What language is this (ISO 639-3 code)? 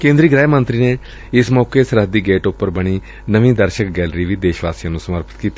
pan